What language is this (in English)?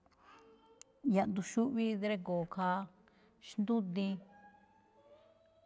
Malinaltepec Me'phaa